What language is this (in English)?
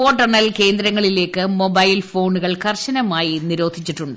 Malayalam